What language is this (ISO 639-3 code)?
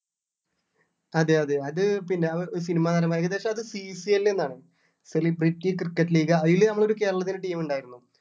mal